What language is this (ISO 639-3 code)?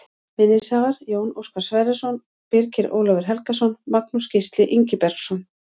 isl